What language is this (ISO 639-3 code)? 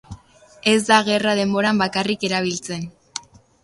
eus